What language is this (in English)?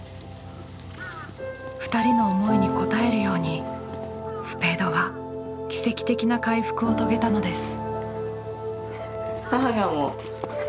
Japanese